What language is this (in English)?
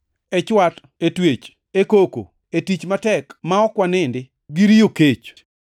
Luo (Kenya and Tanzania)